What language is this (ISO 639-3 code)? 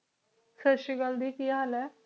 pan